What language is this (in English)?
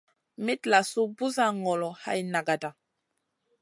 Masana